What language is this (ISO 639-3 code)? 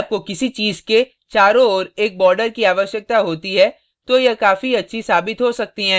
hin